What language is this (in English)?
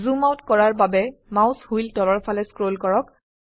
Assamese